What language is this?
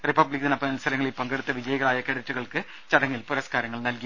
Malayalam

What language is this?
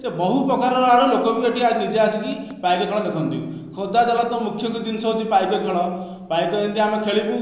Odia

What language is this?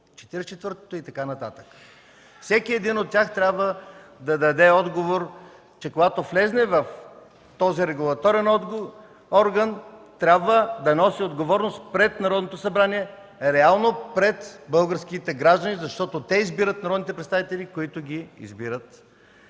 Bulgarian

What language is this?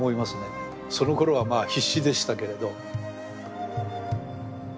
Japanese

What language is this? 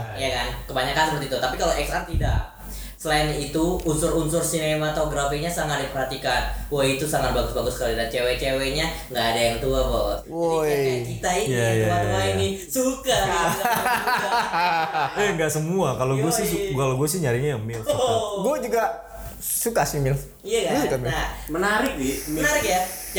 Indonesian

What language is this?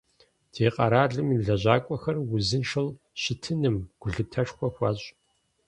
Kabardian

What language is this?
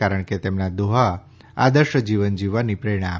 Gujarati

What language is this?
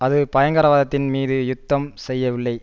Tamil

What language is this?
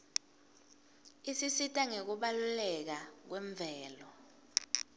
Swati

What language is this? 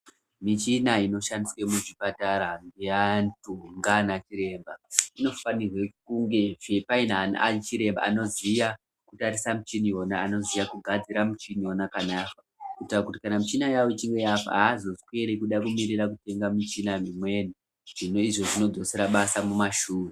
Ndau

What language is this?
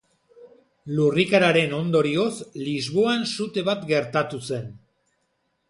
Basque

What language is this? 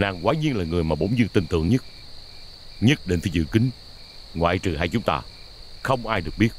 Vietnamese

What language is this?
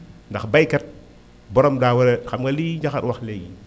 Wolof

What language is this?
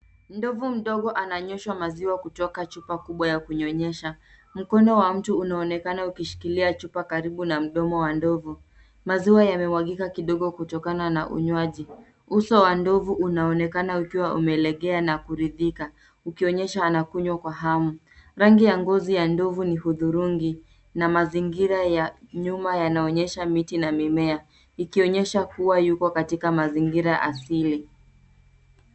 Swahili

